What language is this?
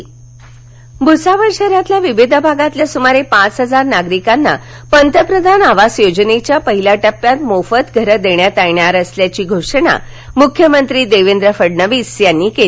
Marathi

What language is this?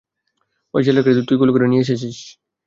Bangla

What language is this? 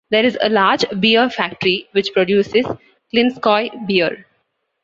English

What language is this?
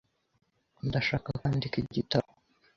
Kinyarwanda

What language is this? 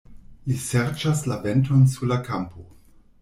Esperanto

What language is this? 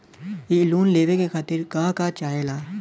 Bhojpuri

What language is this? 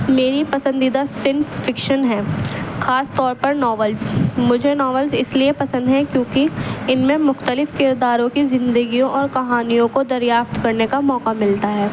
Urdu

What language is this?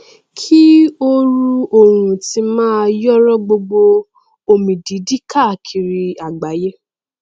Yoruba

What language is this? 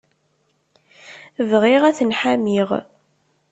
Kabyle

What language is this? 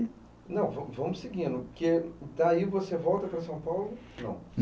Portuguese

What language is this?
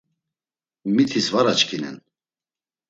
Laz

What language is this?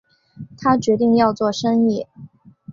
Chinese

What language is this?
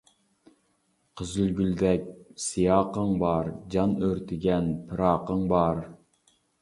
Uyghur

